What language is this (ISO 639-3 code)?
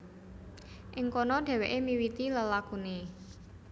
jav